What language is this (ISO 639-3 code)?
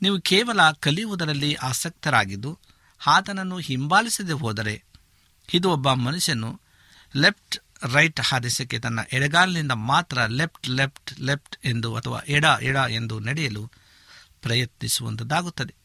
kan